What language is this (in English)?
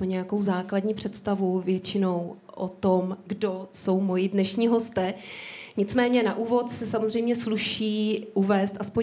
Czech